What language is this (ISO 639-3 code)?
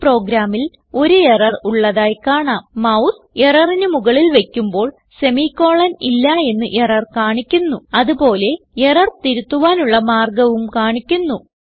mal